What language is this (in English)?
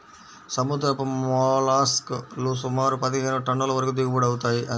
Telugu